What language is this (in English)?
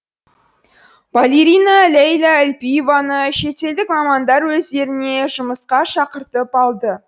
Kazakh